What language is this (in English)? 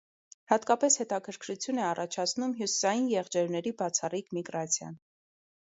Armenian